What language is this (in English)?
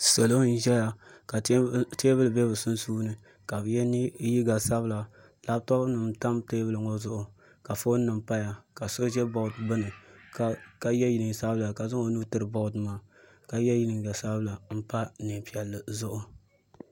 Dagbani